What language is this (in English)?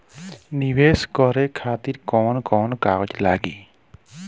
Bhojpuri